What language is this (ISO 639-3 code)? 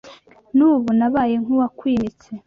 kin